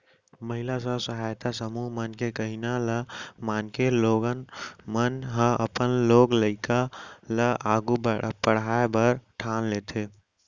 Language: Chhattisgarhi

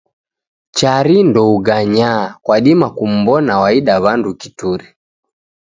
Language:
Taita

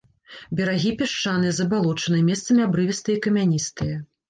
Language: Belarusian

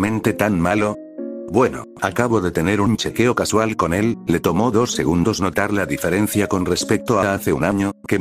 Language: Spanish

